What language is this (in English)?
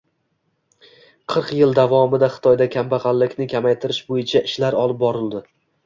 Uzbek